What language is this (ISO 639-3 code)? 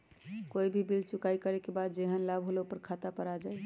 mag